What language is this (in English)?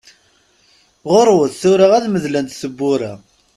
Kabyle